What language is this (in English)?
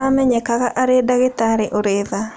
Kikuyu